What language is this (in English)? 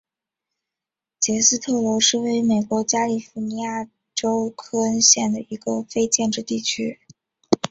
Chinese